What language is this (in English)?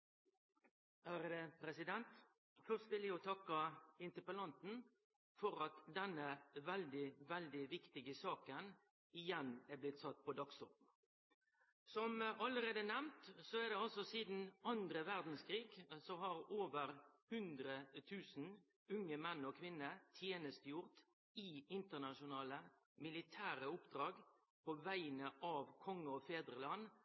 Norwegian